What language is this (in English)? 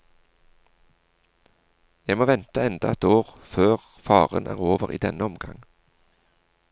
Norwegian